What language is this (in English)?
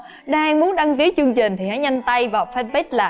Vietnamese